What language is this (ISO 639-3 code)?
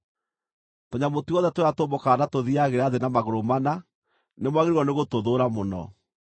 kik